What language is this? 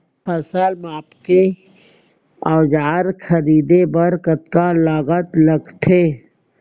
Chhattisgarhi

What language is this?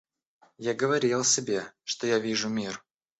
Russian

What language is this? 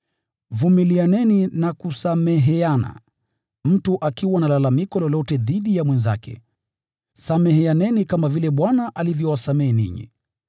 Swahili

